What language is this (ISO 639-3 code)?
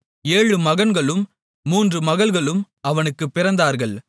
tam